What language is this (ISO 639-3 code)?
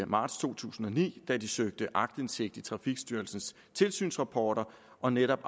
dan